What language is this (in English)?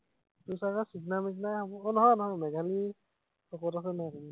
Assamese